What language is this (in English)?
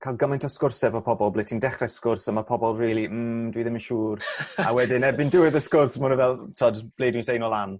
Welsh